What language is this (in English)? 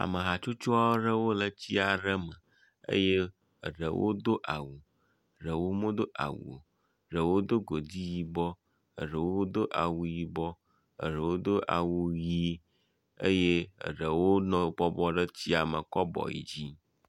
Ewe